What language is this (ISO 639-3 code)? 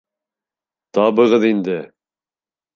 bak